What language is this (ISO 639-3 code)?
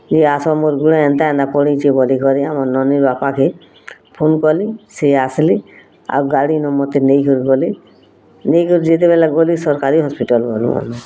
ori